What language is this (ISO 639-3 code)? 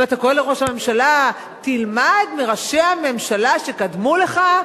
heb